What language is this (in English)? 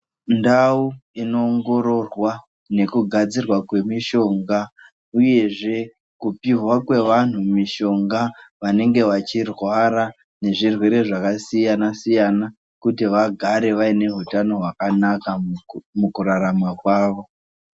Ndau